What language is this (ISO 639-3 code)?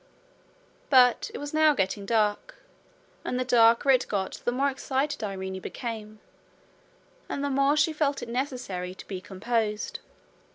eng